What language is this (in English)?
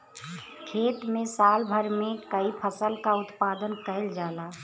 Bhojpuri